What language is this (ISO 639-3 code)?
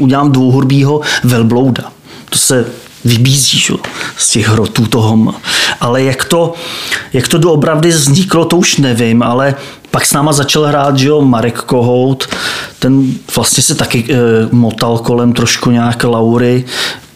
ces